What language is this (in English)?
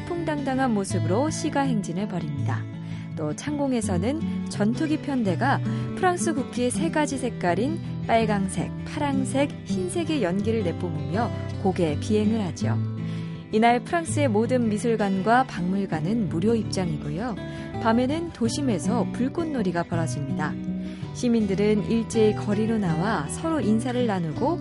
Korean